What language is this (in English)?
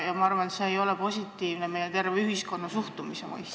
Estonian